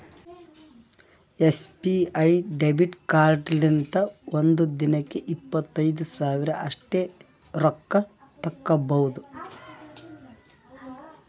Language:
Kannada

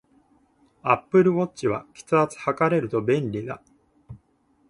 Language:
Japanese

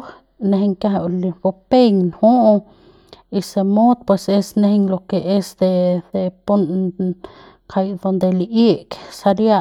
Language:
Central Pame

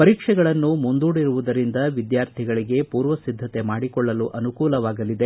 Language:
Kannada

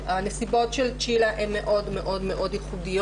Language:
Hebrew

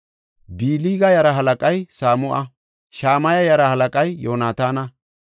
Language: Gofa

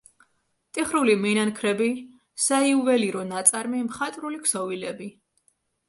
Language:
Georgian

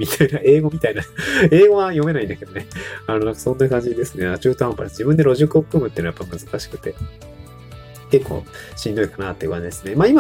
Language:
Japanese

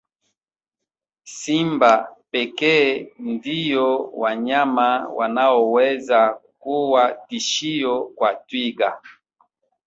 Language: Swahili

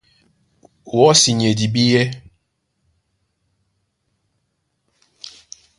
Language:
Duala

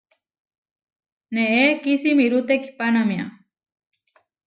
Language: Huarijio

